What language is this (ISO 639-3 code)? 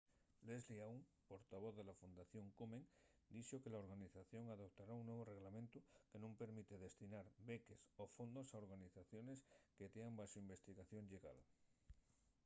ast